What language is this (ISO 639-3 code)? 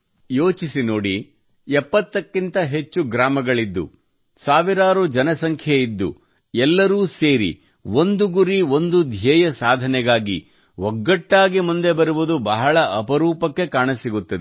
kan